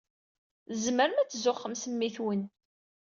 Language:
Kabyle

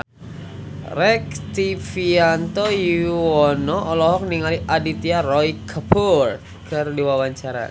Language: Sundanese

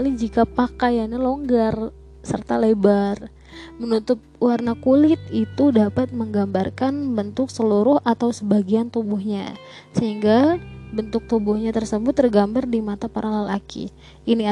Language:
Indonesian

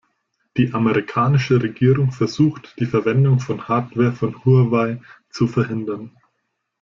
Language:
German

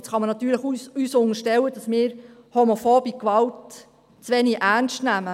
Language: Swiss German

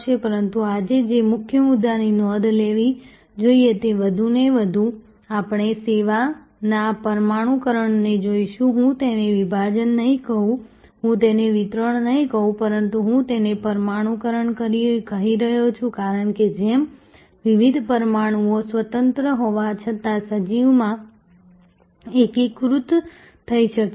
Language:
Gujarati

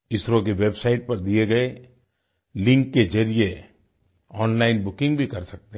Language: Hindi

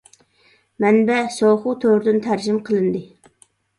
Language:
Uyghur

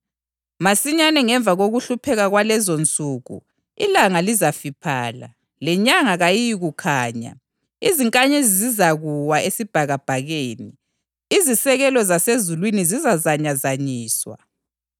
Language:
North Ndebele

